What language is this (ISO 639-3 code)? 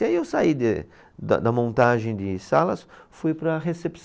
por